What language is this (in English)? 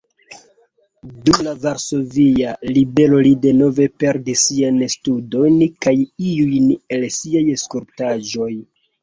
Esperanto